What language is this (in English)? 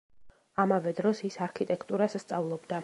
Georgian